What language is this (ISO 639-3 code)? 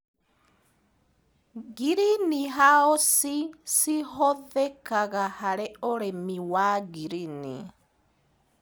kik